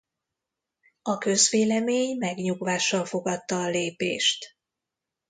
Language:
Hungarian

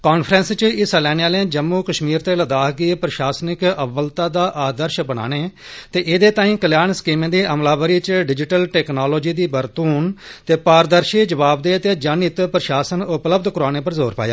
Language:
Dogri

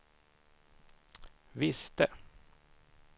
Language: Swedish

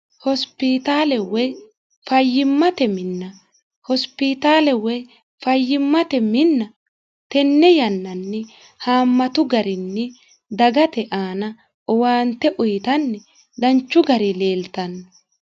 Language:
Sidamo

